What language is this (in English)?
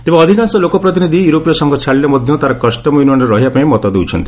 Odia